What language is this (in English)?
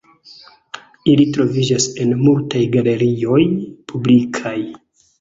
Esperanto